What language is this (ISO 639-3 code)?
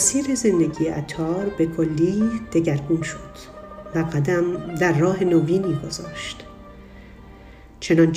fas